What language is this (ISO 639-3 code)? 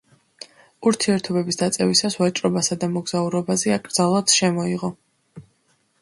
kat